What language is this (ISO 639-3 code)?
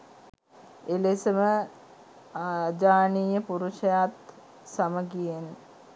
sin